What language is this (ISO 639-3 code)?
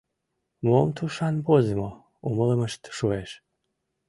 chm